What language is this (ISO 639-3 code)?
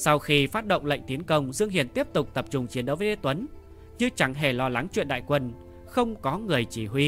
vie